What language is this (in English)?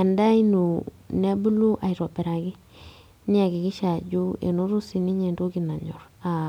Masai